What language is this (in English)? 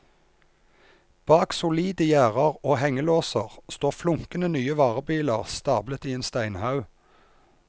Norwegian